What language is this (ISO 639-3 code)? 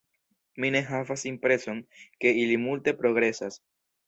epo